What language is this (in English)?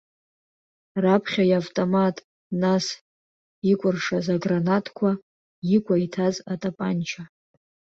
Abkhazian